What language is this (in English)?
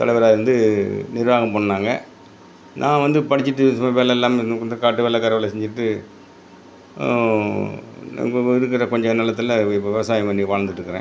Tamil